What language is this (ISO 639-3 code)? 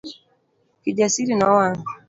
luo